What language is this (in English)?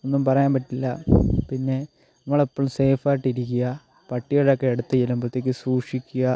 Malayalam